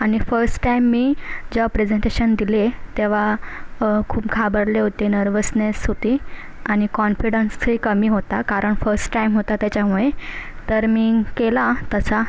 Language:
Marathi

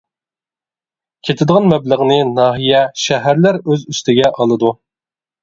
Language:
Uyghur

